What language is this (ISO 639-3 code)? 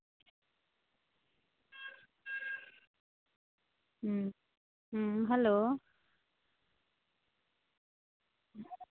sat